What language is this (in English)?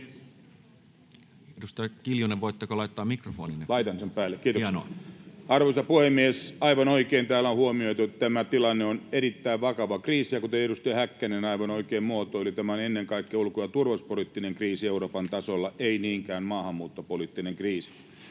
Finnish